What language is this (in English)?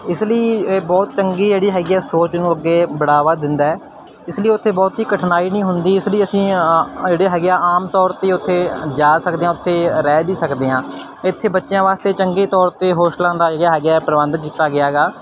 Punjabi